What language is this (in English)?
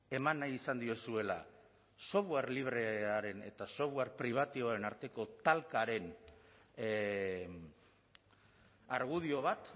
Basque